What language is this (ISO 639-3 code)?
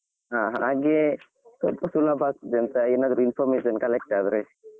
kan